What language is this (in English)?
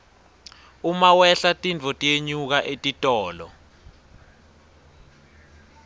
Swati